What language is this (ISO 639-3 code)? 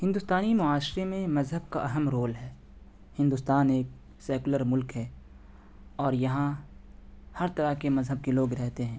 urd